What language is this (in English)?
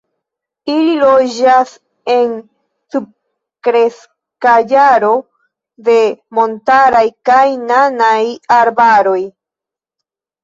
Esperanto